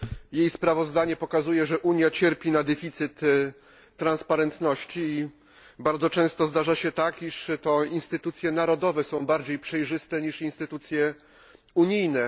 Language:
Polish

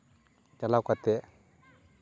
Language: Santali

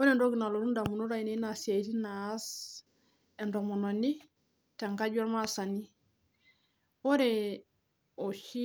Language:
Masai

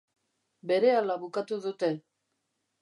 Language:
Basque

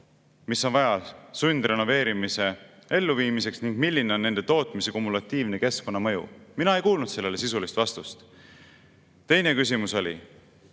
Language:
Estonian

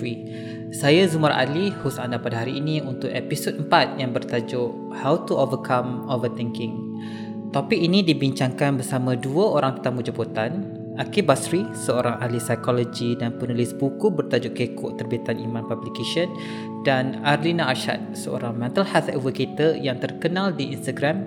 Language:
Malay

